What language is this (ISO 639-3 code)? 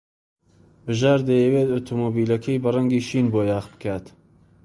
ckb